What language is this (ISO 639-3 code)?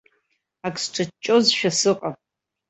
abk